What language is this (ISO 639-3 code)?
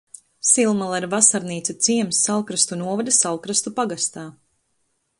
lav